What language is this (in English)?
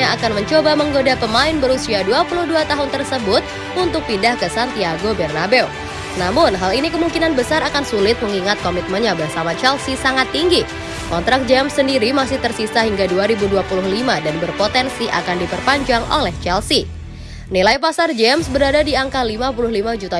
Indonesian